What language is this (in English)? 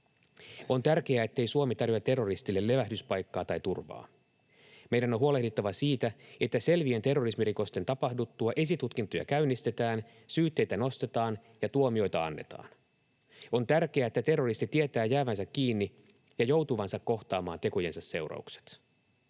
Finnish